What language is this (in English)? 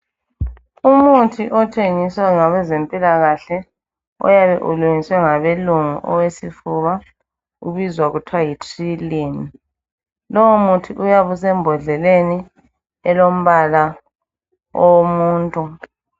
North Ndebele